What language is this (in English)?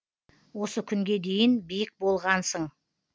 Kazakh